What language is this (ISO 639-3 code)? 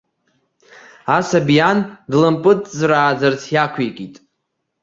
abk